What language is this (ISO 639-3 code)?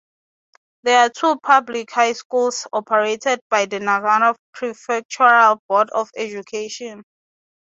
eng